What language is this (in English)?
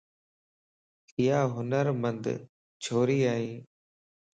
Lasi